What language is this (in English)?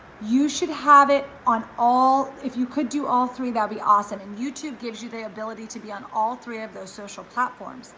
English